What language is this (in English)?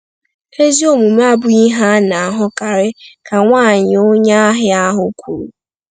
Igbo